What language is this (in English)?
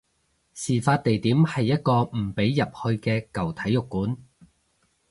Cantonese